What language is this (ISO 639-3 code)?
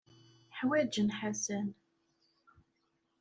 kab